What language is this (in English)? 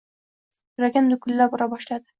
Uzbek